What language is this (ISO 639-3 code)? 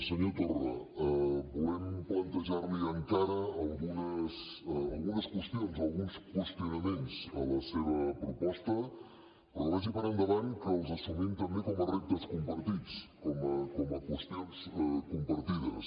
cat